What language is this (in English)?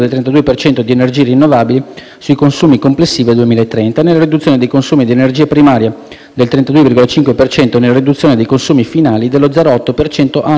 Italian